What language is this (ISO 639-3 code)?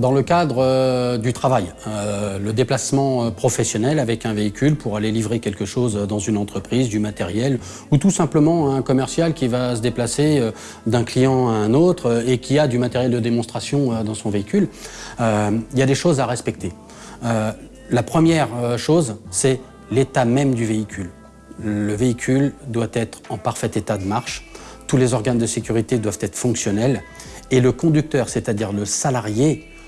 fra